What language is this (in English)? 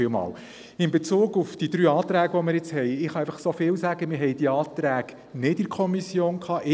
Swiss German